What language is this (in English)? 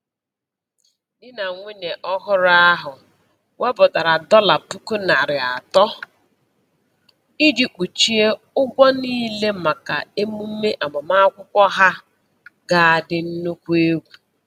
Igbo